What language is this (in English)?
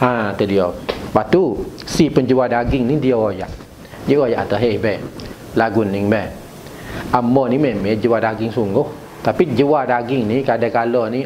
Malay